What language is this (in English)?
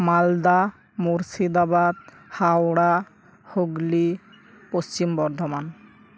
Santali